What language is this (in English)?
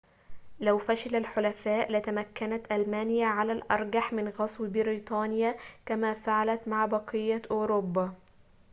Arabic